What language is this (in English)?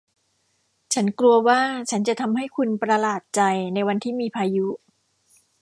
Thai